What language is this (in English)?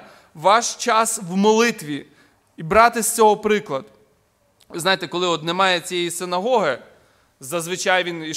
Ukrainian